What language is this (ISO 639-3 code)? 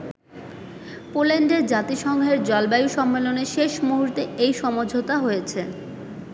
ben